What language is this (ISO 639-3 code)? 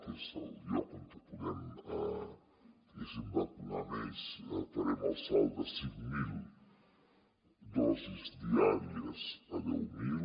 cat